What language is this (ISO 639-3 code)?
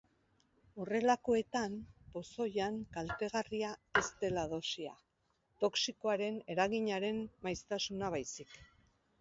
eus